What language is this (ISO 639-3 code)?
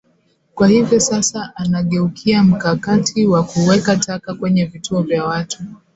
swa